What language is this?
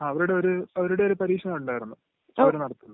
Malayalam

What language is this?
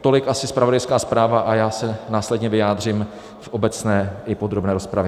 Czech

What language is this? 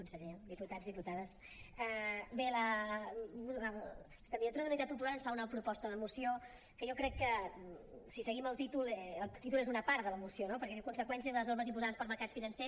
Catalan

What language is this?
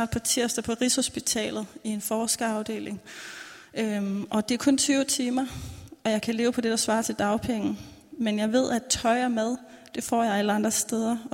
Danish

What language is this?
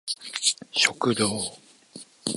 Japanese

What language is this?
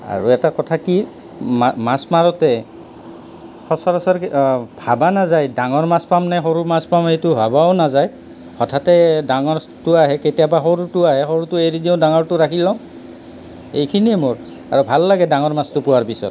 Assamese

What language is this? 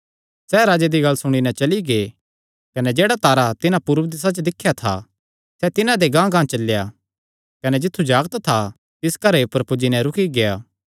Kangri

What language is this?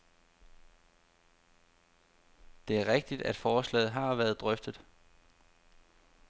Danish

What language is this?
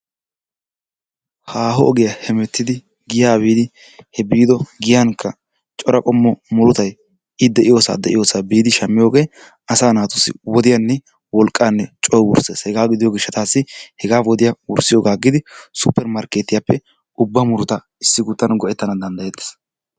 Wolaytta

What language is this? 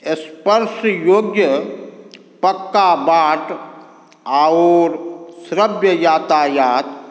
Maithili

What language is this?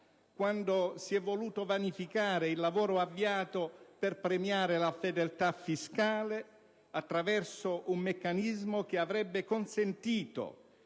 Italian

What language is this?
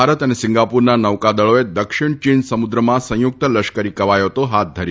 Gujarati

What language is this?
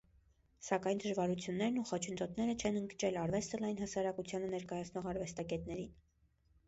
Armenian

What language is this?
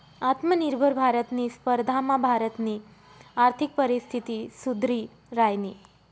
Marathi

